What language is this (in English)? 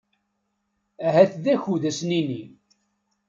Kabyle